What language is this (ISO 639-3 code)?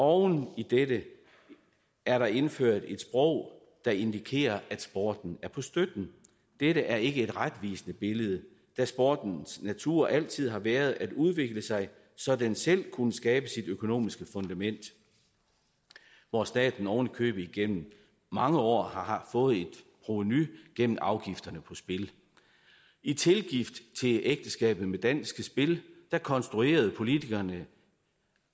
dan